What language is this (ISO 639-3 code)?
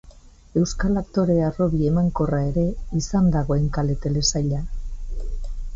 eus